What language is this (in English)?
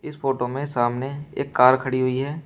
Hindi